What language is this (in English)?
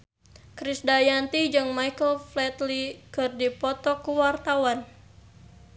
Sundanese